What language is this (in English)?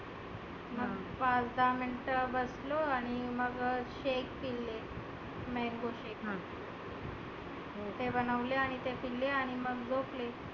Marathi